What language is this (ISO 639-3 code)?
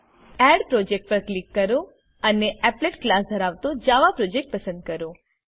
guj